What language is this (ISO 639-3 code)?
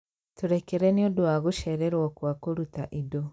kik